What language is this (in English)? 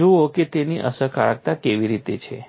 Gujarati